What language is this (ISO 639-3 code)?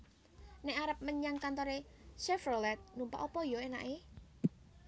jav